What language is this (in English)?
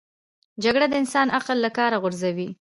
Pashto